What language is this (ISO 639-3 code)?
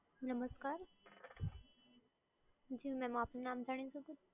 guj